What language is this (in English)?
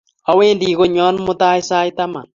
Kalenjin